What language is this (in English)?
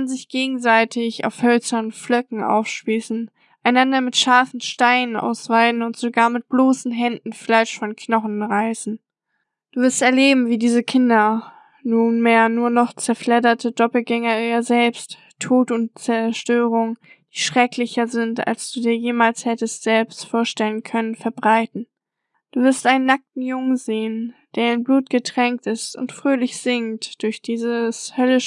German